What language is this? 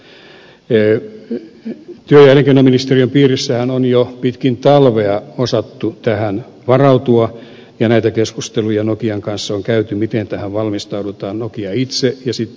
Finnish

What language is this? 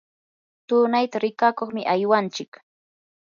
Yanahuanca Pasco Quechua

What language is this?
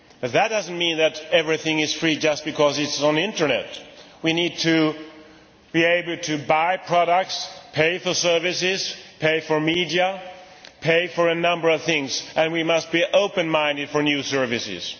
English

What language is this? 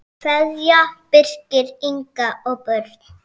Icelandic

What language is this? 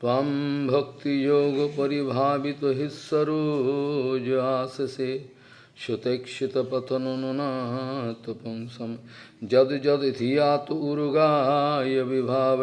Portuguese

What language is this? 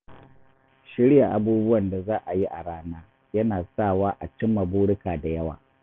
Hausa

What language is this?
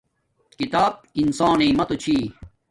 Domaaki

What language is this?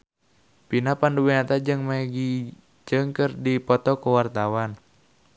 Sundanese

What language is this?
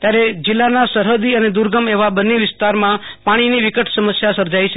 Gujarati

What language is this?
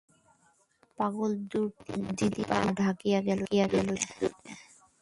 Bangla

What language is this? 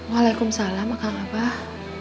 Indonesian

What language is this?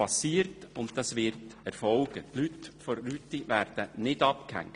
Swiss German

